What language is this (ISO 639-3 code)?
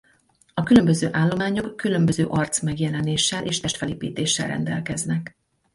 hun